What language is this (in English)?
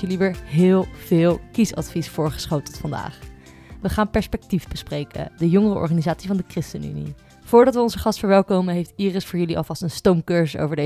Dutch